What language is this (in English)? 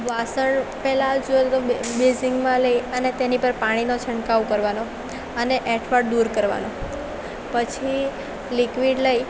Gujarati